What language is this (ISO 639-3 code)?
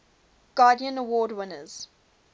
eng